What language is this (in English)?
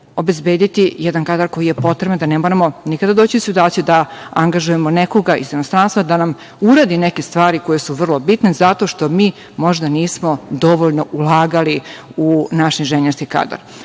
Serbian